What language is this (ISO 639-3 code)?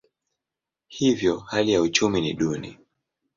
swa